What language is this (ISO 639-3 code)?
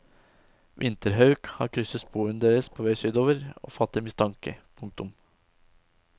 nor